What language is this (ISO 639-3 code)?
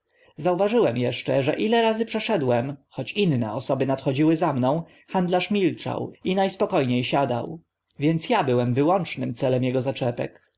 pol